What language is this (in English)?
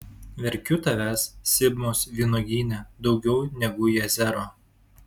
Lithuanian